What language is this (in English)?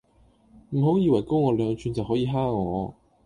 Cantonese